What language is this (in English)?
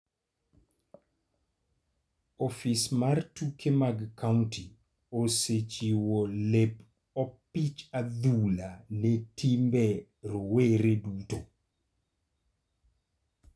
Luo (Kenya and Tanzania)